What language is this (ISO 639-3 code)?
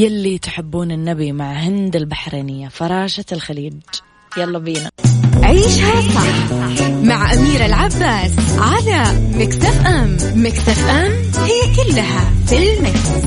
ara